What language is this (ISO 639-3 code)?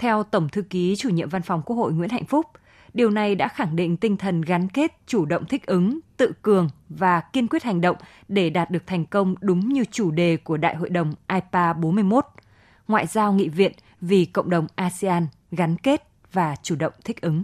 vie